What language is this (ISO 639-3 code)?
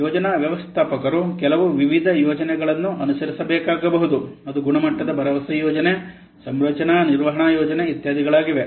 kan